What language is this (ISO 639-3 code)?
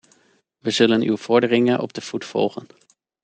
nld